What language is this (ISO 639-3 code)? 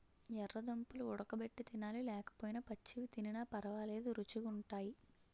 tel